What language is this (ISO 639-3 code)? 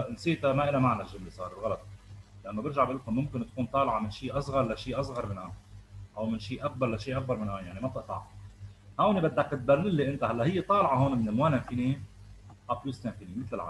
ara